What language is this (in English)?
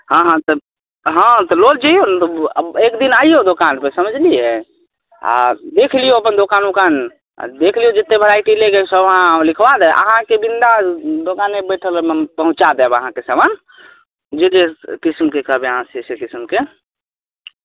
Maithili